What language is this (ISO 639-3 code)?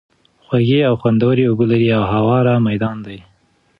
pus